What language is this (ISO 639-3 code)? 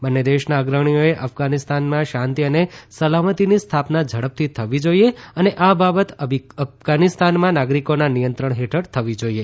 guj